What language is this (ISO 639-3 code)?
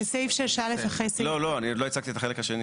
heb